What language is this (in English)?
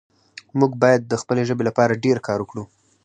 Pashto